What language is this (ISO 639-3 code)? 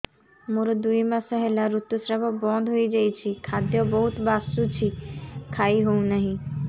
ori